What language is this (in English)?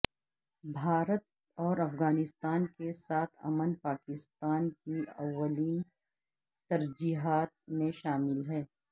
Urdu